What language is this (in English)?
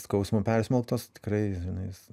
Lithuanian